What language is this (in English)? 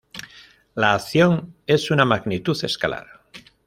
Spanish